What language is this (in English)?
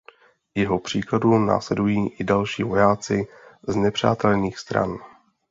Czech